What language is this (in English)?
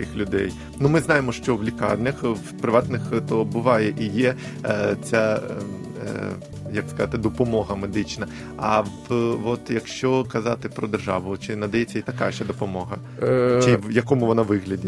Ukrainian